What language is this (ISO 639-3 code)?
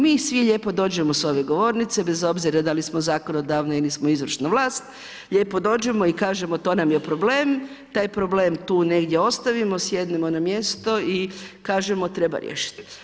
hrv